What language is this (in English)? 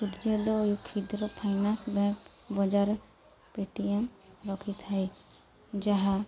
Odia